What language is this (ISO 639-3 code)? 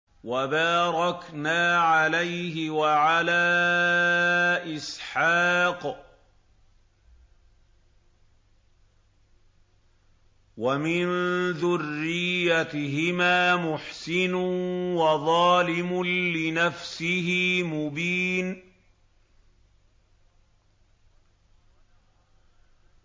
ara